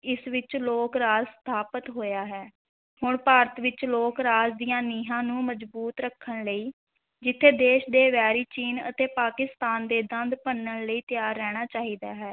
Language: Punjabi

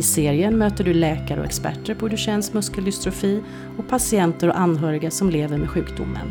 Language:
Swedish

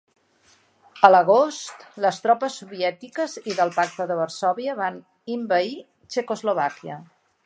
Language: Catalan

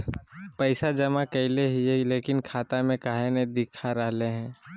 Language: Magahi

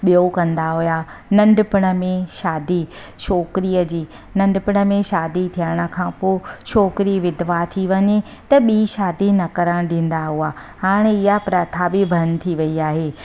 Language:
Sindhi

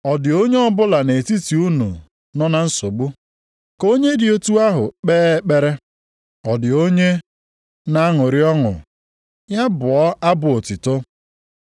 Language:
Igbo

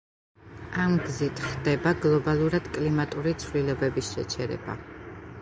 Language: Georgian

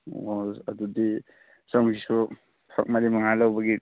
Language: Manipuri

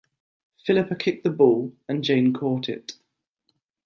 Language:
English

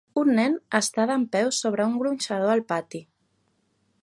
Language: Catalan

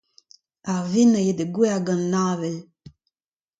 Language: Breton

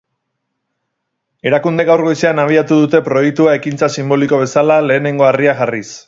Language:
Basque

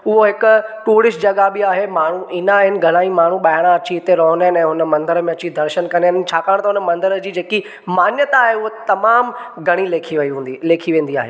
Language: Sindhi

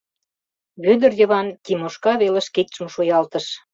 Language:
Mari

